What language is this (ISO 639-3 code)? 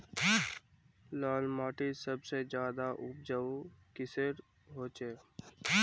mag